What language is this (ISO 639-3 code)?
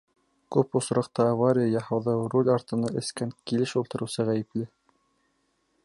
bak